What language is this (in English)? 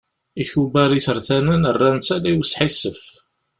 Kabyle